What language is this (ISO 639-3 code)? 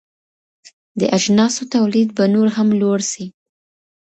pus